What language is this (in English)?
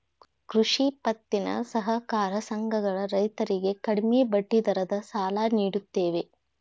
Kannada